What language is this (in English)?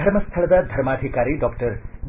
Kannada